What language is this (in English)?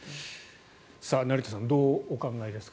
Japanese